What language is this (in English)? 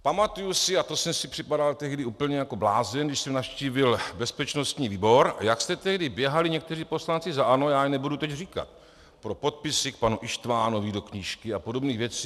Czech